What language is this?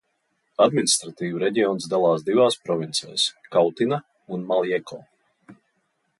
Latvian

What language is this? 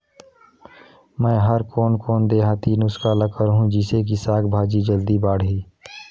Chhattisgarhi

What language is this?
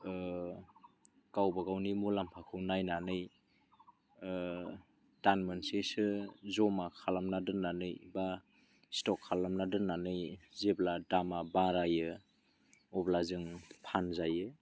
Bodo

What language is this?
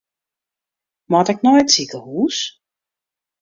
Western Frisian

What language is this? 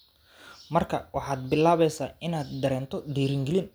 Somali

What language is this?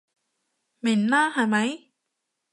Cantonese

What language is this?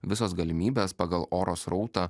Lithuanian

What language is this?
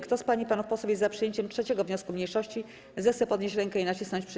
Polish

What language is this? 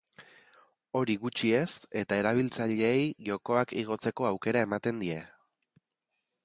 Basque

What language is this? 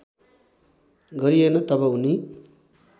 Nepali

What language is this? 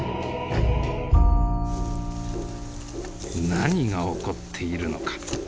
Japanese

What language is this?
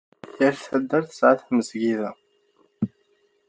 Kabyle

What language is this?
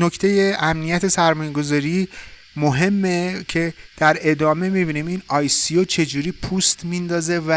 Persian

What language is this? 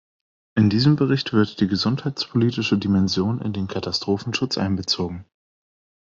German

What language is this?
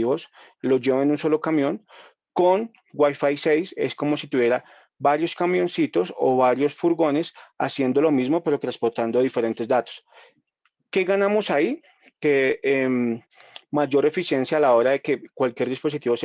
Spanish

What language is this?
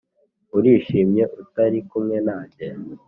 Kinyarwanda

